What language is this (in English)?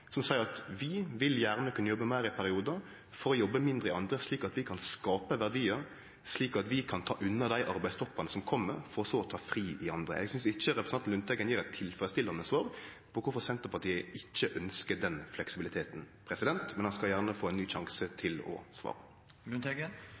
Norwegian Nynorsk